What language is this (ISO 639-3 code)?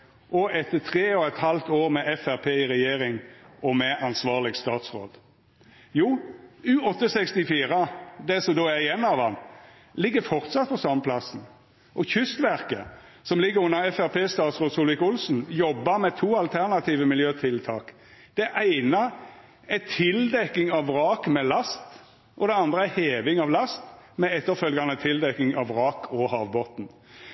nno